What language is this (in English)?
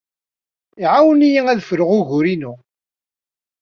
Kabyle